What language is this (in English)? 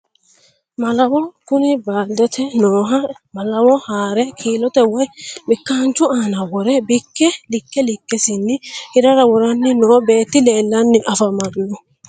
Sidamo